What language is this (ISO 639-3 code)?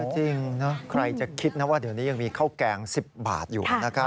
tha